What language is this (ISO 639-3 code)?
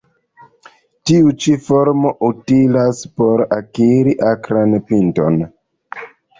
epo